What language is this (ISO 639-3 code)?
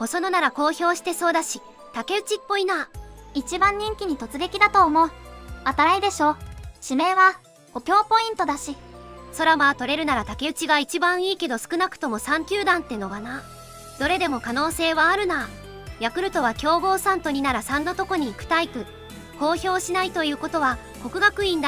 jpn